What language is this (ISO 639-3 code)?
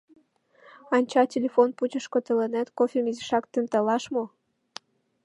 chm